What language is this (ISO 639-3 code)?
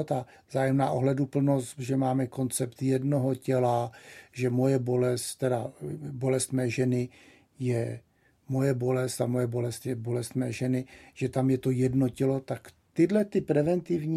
ces